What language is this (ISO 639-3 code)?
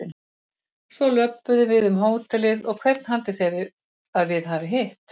isl